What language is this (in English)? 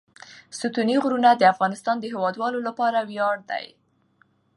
Pashto